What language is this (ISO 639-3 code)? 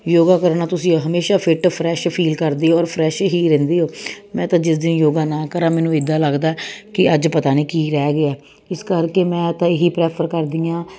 pan